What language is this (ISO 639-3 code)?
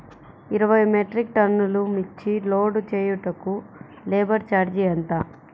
tel